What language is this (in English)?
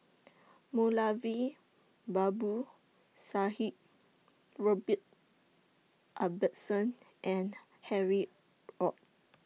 English